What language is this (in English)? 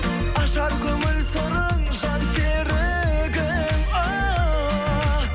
Kazakh